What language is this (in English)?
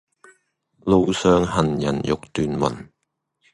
Cantonese